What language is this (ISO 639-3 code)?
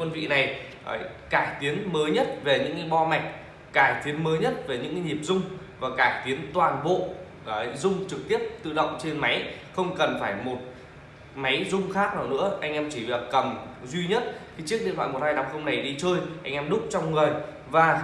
vie